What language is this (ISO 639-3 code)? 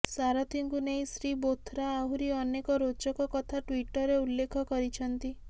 ori